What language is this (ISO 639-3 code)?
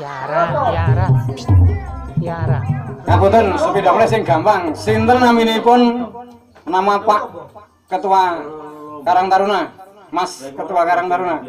ind